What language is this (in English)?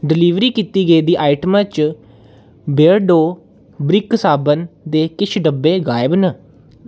Dogri